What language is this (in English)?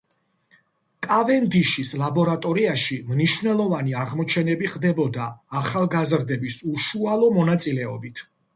Georgian